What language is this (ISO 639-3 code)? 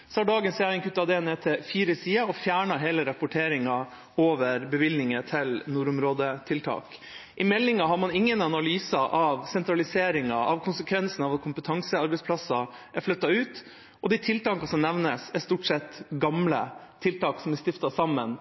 nob